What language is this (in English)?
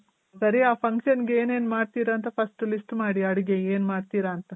Kannada